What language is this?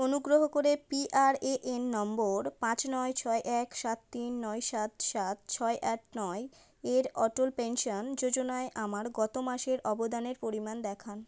Bangla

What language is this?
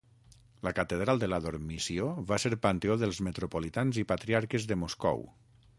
Catalan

